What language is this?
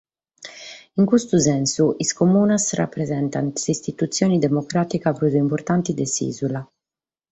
Sardinian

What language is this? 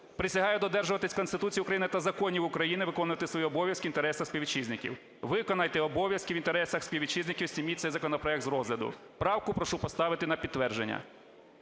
Ukrainian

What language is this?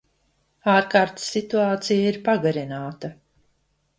Latvian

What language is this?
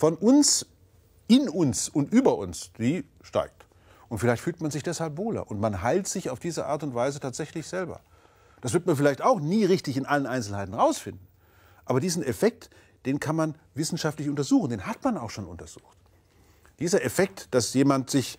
German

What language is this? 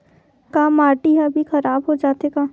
Chhattisgarhi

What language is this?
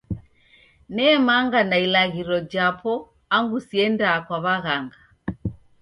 Taita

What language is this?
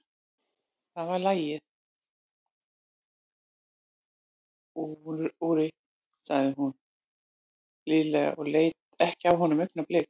Icelandic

